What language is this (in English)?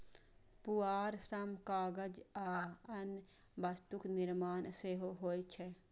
Maithili